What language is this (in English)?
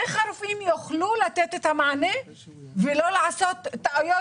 Hebrew